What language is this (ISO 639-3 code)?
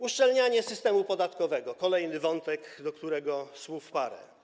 pol